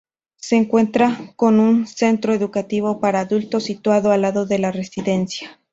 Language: Spanish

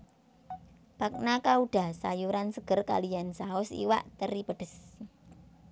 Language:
Javanese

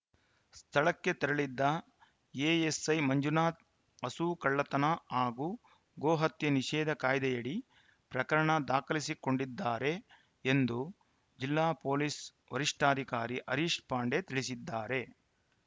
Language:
Kannada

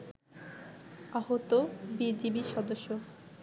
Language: Bangla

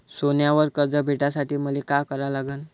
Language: Marathi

